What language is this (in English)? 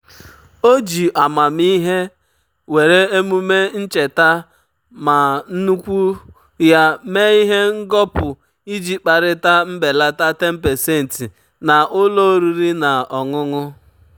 Igbo